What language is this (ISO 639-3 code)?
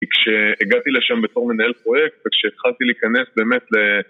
heb